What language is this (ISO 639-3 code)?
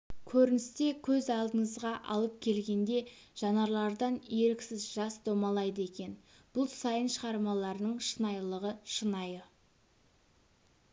kaz